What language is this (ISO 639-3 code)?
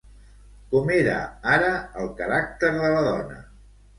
cat